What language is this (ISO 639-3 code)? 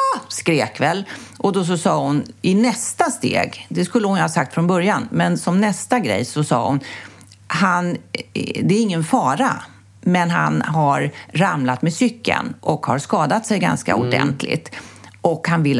swe